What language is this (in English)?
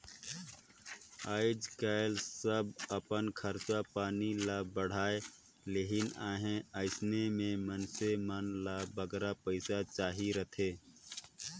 Chhattisgarhi